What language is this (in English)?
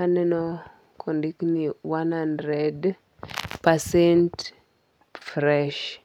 Luo (Kenya and Tanzania)